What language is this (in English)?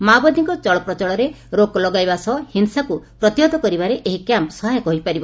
Odia